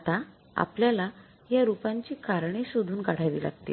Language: Marathi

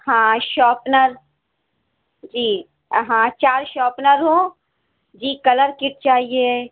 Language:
Urdu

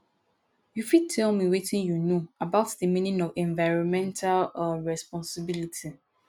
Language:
Nigerian Pidgin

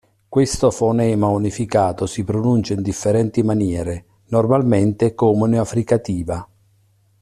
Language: Italian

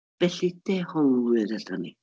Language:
Welsh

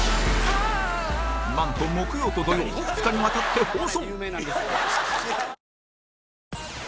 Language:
Japanese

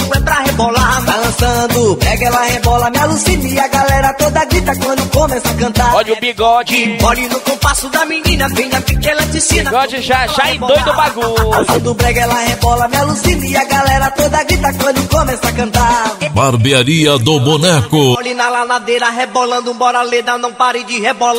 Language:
Portuguese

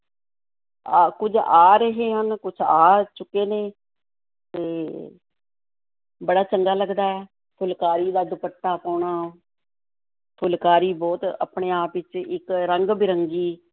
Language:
Punjabi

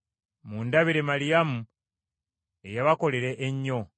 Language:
Ganda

